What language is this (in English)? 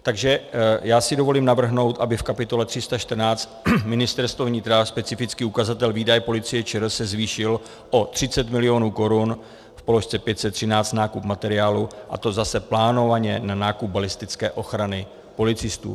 Czech